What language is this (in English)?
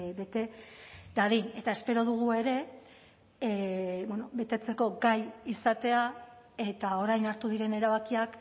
Basque